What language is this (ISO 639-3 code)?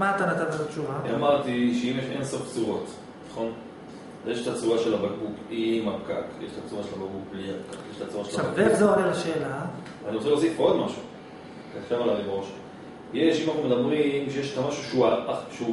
heb